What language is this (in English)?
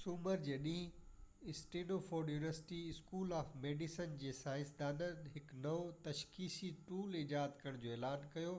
Sindhi